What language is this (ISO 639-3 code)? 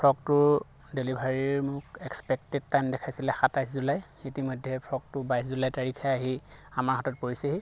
asm